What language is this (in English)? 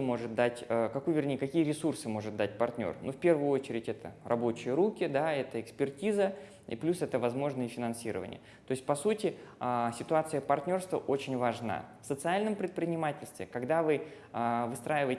Russian